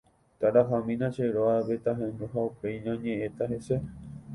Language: Guarani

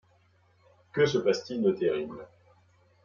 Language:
French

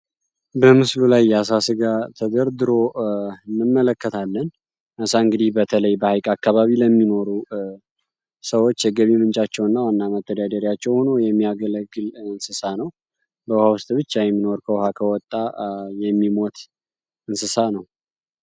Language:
Amharic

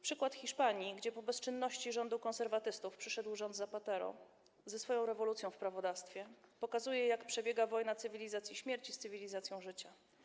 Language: Polish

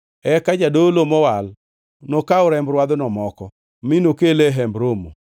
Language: Luo (Kenya and Tanzania)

